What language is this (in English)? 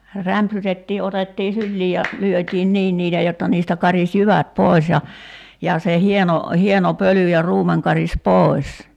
Finnish